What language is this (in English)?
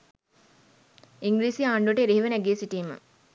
Sinhala